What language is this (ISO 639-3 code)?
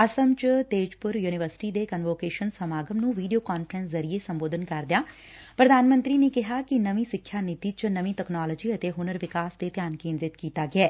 pan